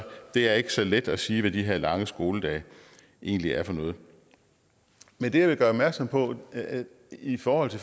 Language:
Danish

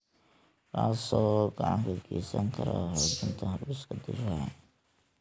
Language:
Somali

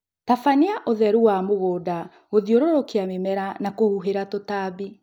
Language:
Kikuyu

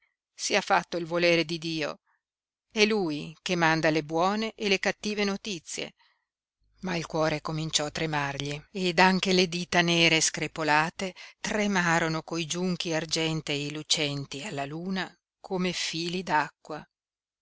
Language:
Italian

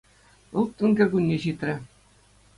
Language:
Chuvash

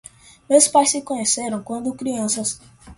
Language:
Portuguese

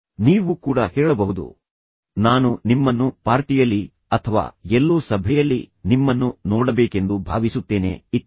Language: Kannada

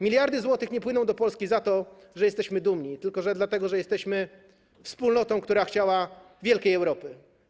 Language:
Polish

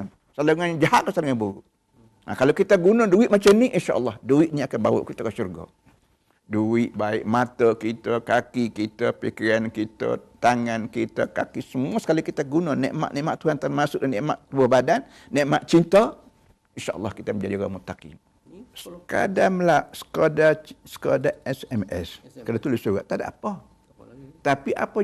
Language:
Malay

